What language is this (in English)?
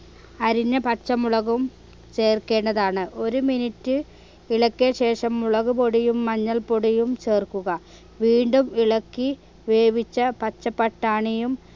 Malayalam